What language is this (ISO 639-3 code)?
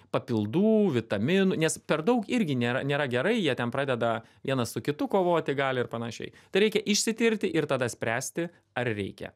lit